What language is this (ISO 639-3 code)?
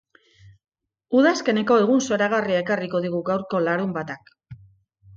eus